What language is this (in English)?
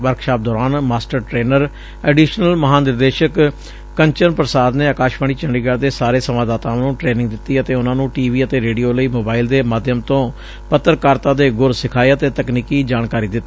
Punjabi